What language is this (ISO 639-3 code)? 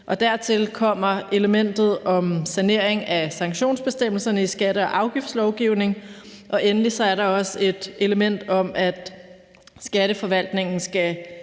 dan